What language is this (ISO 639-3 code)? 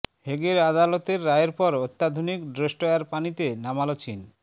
ben